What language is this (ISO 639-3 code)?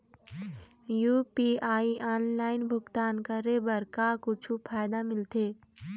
hne